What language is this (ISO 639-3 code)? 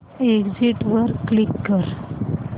mar